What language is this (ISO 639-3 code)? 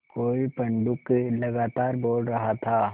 hin